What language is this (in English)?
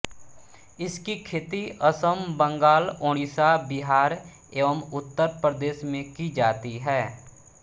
Hindi